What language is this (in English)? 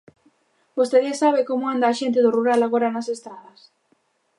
Galician